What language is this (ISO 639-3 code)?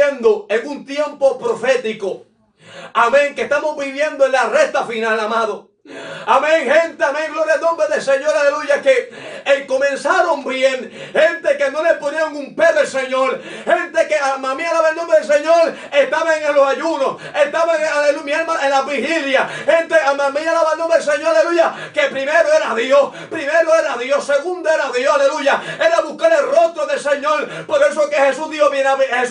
spa